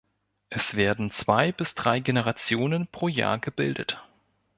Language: German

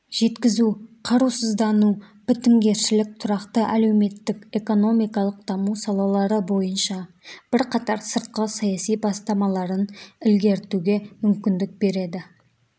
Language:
Kazakh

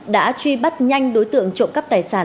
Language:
Vietnamese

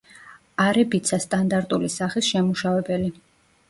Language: Georgian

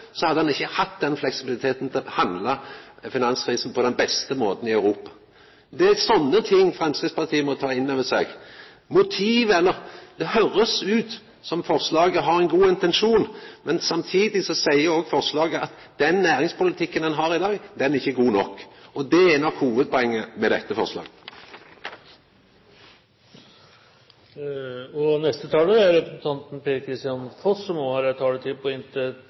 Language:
Norwegian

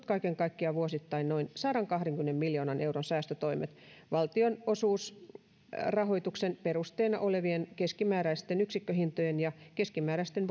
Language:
Finnish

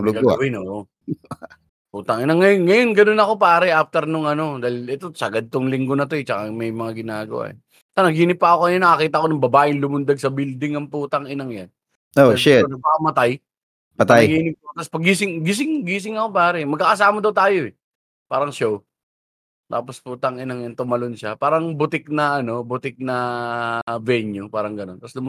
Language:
Filipino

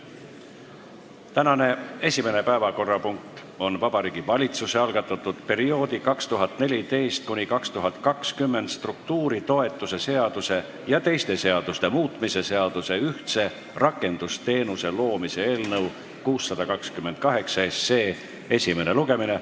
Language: Estonian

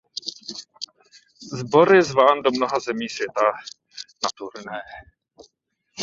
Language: Czech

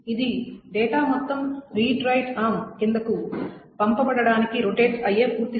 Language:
Telugu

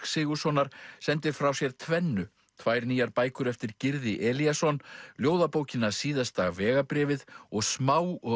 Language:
Icelandic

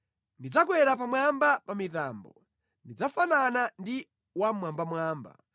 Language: Nyanja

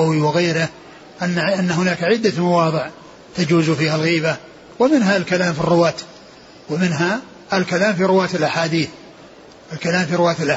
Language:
Arabic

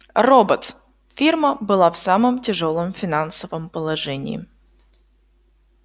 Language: Russian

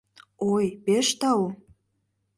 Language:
Mari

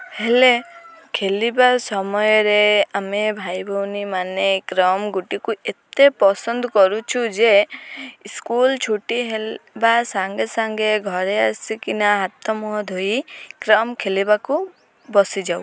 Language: Odia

